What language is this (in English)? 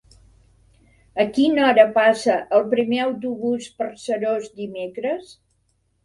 Catalan